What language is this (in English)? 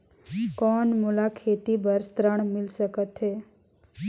Chhattisgarhi